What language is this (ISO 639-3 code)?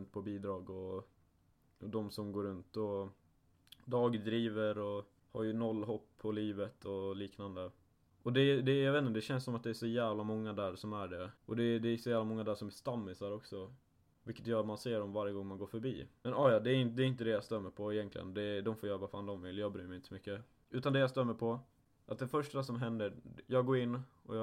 swe